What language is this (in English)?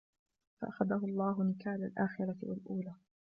Arabic